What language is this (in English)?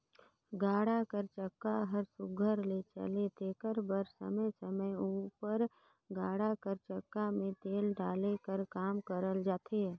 Chhattisgarhi